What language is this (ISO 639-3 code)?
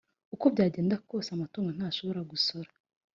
kin